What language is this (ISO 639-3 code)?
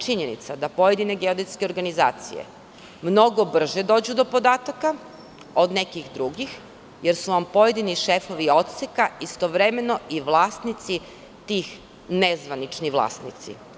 srp